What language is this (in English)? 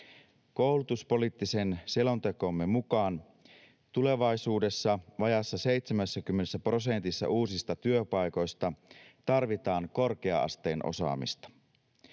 Finnish